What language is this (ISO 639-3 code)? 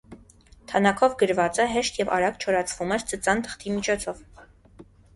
hye